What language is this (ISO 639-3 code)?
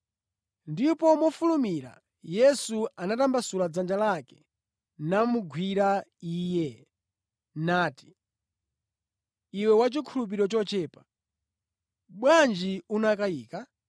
nya